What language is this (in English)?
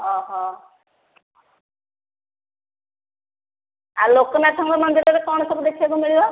Odia